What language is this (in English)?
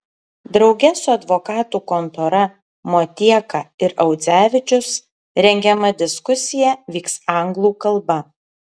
Lithuanian